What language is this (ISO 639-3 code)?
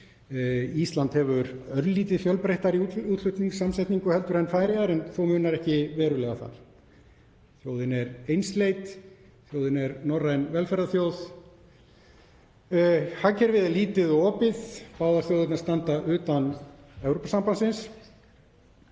isl